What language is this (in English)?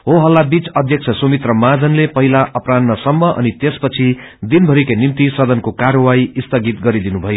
Nepali